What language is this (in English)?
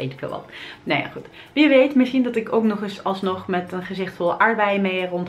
Dutch